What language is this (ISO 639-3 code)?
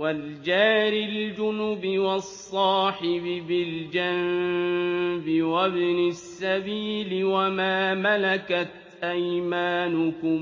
ara